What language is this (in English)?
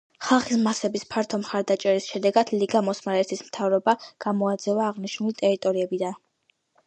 Georgian